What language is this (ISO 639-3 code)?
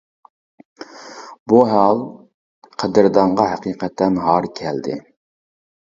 uig